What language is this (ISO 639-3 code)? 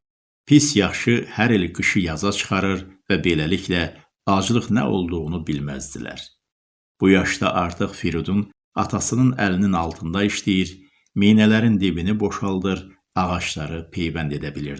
tur